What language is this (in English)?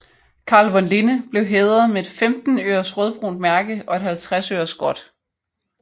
Danish